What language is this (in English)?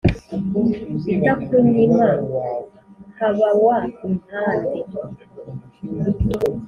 Kinyarwanda